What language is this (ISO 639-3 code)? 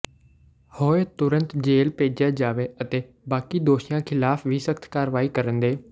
pan